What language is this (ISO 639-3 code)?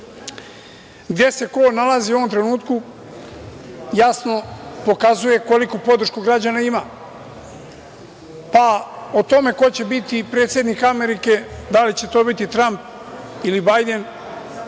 srp